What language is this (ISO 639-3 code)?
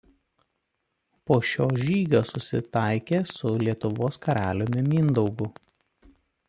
lit